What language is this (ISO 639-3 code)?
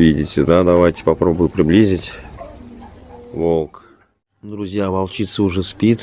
rus